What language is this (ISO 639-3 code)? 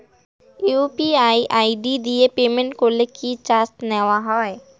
ben